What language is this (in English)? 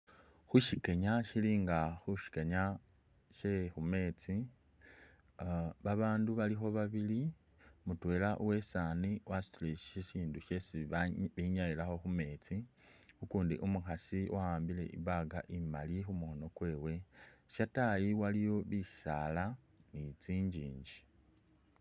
Masaaba